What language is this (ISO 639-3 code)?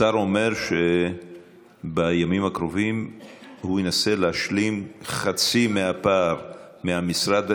heb